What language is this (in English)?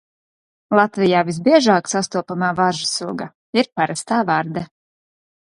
Latvian